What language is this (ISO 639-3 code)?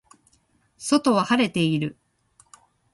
jpn